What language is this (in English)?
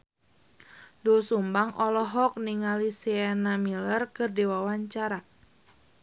Sundanese